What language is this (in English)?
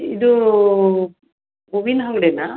Kannada